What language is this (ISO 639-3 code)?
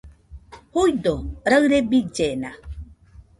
hux